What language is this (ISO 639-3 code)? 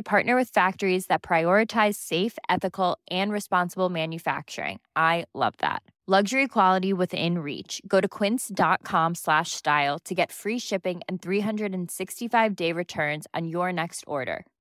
fil